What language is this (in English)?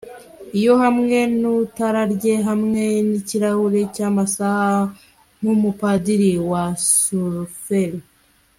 Kinyarwanda